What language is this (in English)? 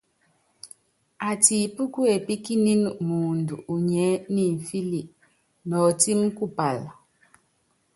Yangben